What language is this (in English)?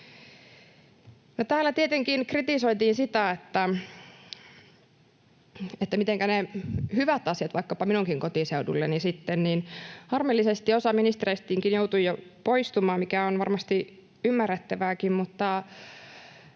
Finnish